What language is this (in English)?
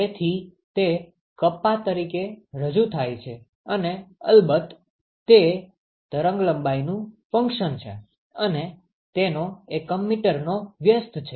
Gujarati